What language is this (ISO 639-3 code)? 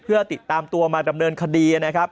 tha